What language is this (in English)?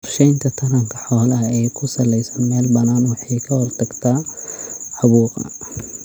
Somali